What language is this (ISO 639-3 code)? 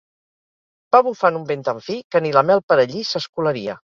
cat